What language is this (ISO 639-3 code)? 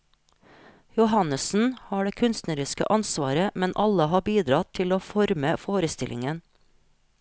nor